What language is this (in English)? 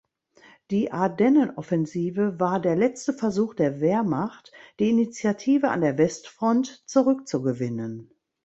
German